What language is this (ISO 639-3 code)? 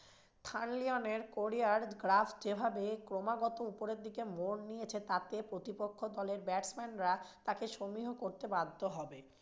ben